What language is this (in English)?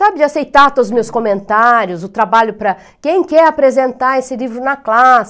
Portuguese